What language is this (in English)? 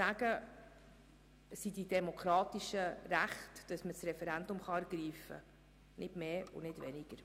Swiss German